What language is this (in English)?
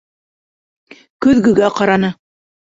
Bashkir